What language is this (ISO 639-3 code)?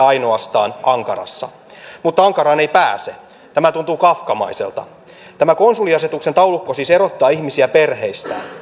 fin